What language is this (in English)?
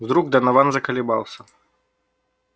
Russian